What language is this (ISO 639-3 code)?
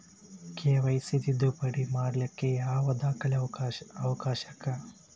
kan